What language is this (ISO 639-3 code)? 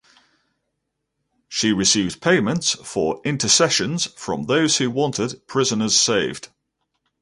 eng